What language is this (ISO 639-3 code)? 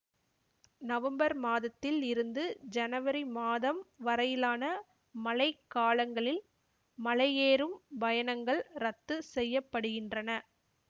tam